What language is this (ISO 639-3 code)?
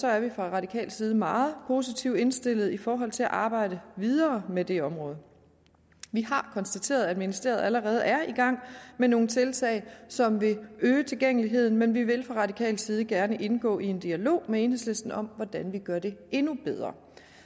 dan